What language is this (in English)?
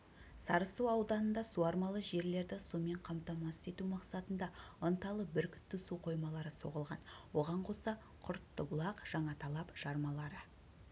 Kazakh